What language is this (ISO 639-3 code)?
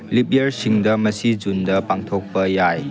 mni